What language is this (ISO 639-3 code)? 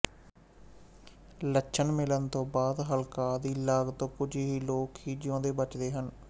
pan